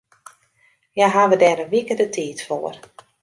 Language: Western Frisian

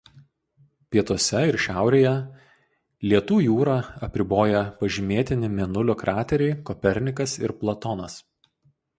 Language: Lithuanian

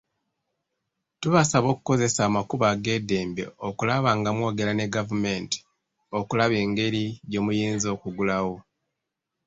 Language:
Ganda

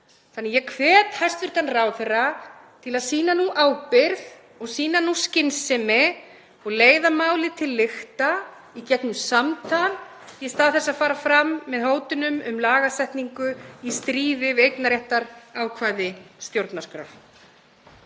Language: Icelandic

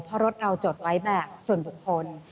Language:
Thai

